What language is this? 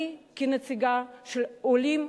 Hebrew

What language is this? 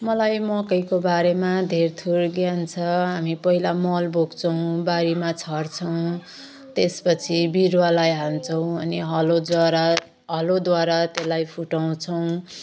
Nepali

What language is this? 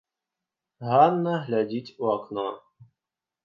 Belarusian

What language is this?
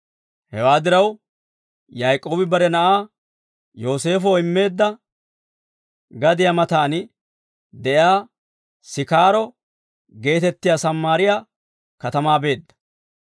Dawro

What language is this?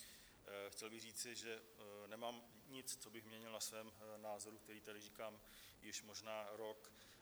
Czech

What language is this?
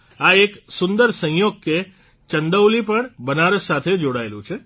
Gujarati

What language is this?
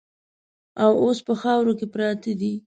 Pashto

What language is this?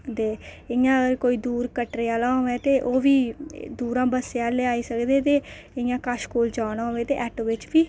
Dogri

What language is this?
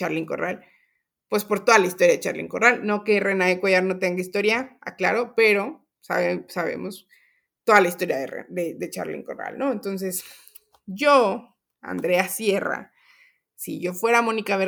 Spanish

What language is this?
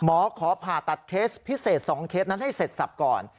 Thai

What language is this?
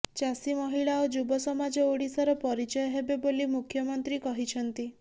Odia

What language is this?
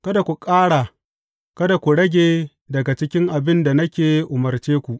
Hausa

